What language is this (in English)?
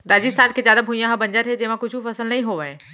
Chhattisgarhi